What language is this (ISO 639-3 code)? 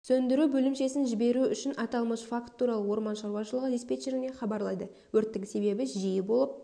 kaz